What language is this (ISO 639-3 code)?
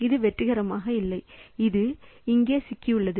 tam